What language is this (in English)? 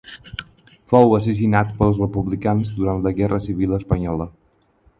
Catalan